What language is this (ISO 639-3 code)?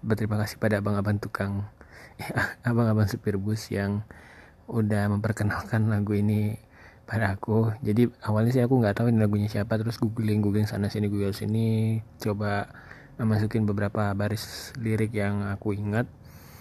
ind